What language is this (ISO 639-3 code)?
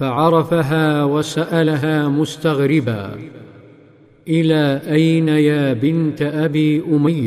ara